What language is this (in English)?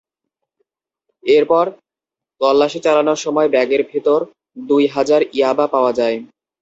Bangla